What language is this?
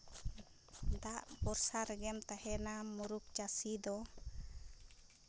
Santali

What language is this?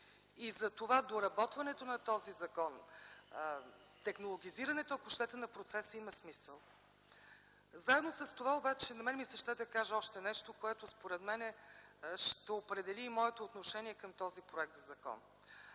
Bulgarian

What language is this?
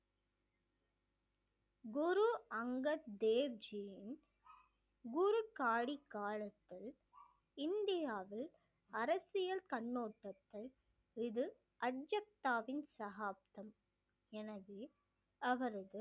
Tamil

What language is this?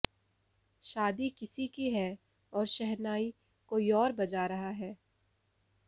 Hindi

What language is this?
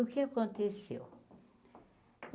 Portuguese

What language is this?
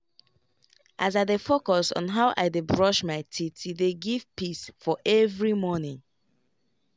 Nigerian Pidgin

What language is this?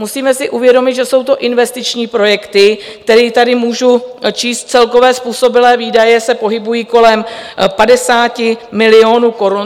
Czech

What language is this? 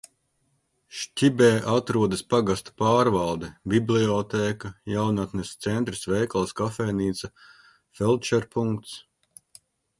Latvian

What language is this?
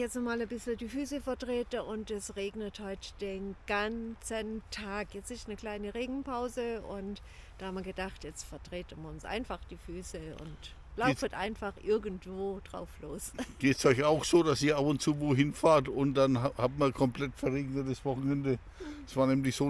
German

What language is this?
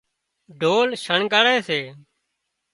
Wadiyara Koli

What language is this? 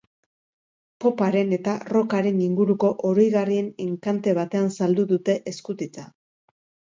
Basque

